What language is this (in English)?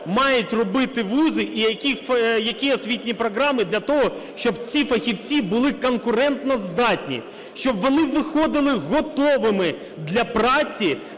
Ukrainian